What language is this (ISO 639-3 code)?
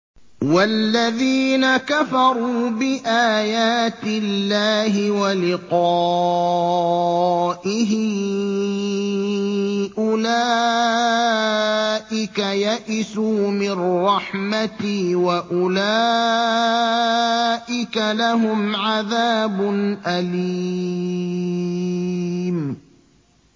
ara